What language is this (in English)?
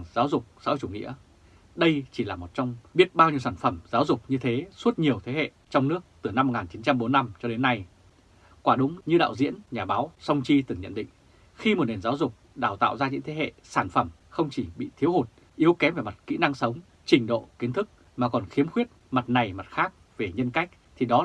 Vietnamese